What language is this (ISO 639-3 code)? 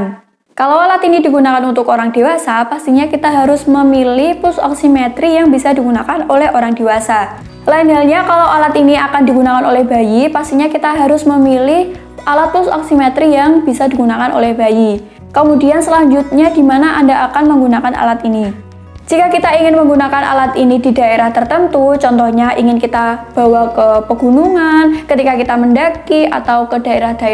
ind